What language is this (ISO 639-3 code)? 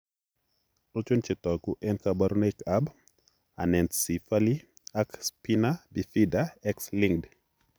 kln